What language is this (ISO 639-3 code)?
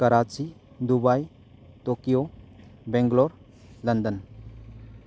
mni